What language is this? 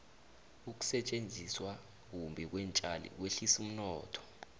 South Ndebele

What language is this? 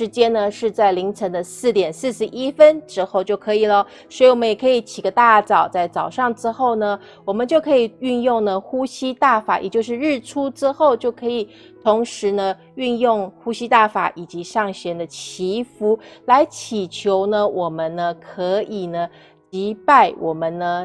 Chinese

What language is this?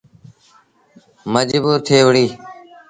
Sindhi Bhil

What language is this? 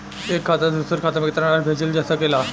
Bhojpuri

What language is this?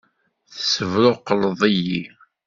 Kabyle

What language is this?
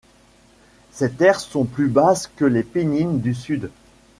French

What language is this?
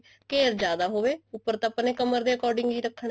Punjabi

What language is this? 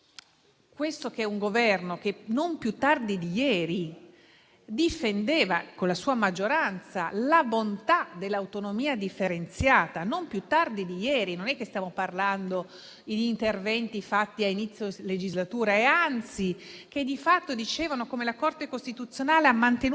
Italian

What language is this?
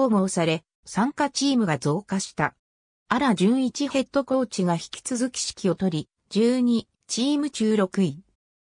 Japanese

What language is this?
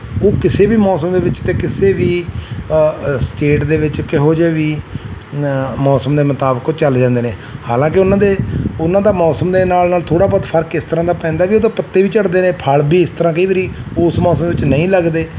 Punjabi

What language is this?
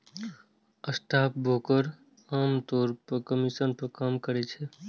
Maithili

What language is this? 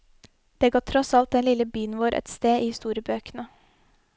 Norwegian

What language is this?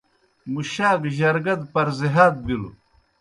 Kohistani Shina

